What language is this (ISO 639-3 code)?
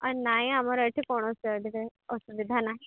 ori